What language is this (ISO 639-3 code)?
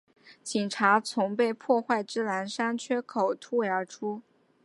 zho